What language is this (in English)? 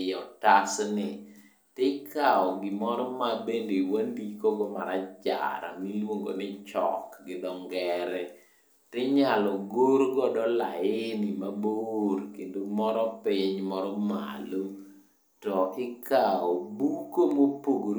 Luo (Kenya and Tanzania)